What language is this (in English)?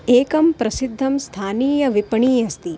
Sanskrit